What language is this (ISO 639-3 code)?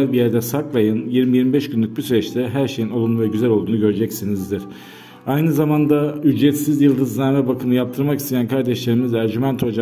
tur